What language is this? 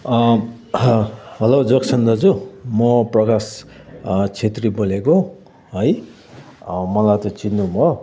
Nepali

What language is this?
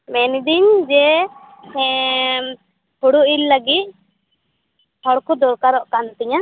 Santali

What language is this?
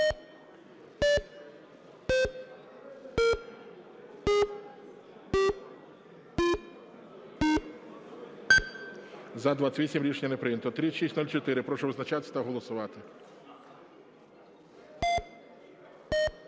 Ukrainian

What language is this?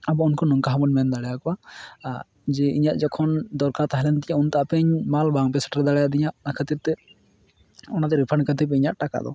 Santali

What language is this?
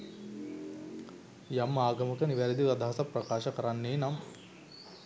Sinhala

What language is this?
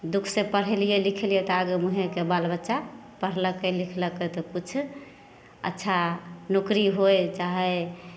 Maithili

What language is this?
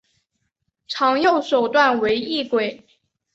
Chinese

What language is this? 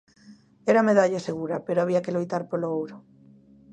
Galician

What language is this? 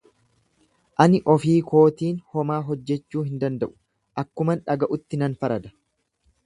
Oromo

